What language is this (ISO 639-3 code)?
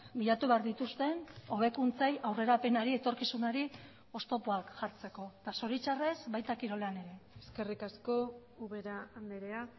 eus